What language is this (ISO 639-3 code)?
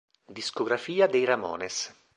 ita